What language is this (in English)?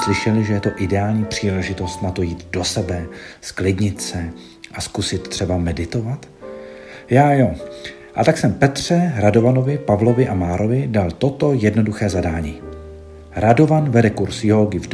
Czech